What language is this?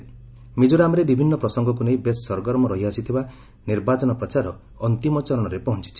Odia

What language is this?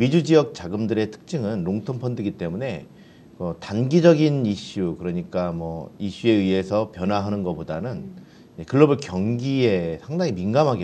Korean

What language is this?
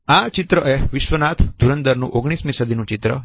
Gujarati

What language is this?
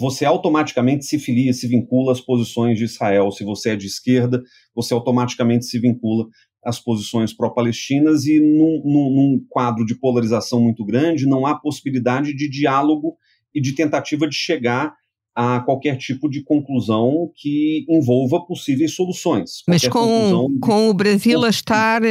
Portuguese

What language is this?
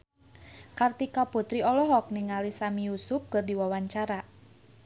Sundanese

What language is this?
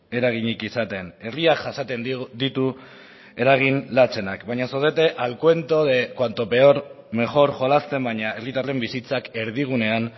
Basque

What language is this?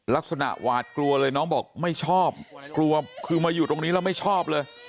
Thai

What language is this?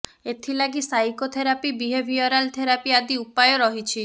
Odia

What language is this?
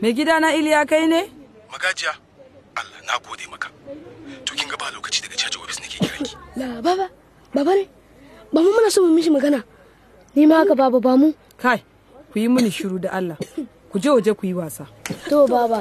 Filipino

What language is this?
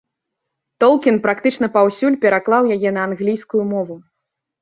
Belarusian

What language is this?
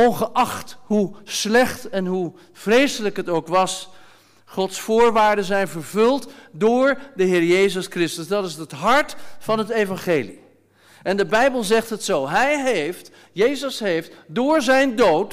Dutch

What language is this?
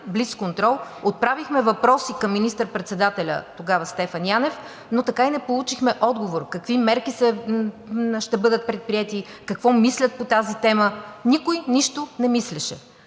Bulgarian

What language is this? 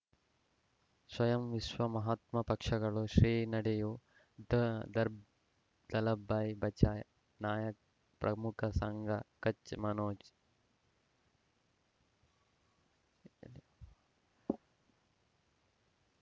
Kannada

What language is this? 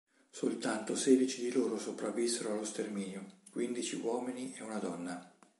Italian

